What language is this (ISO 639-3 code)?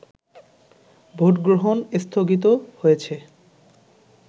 ben